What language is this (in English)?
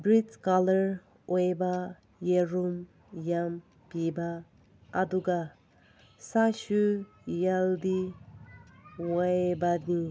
Manipuri